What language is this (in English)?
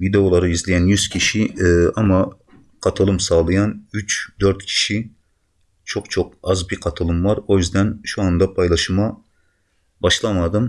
Turkish